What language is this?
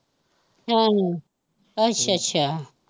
Punjabi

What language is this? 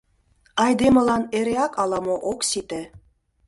Mari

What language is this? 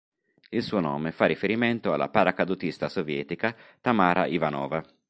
Italian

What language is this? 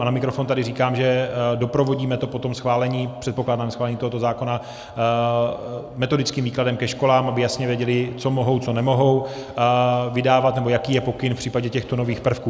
Czech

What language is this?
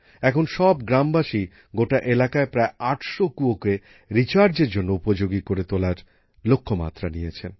Bangla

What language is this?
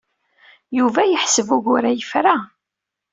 Kabyle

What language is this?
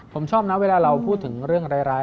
Thai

